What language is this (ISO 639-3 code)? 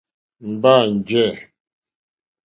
bri